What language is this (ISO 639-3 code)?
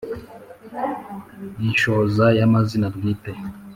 kin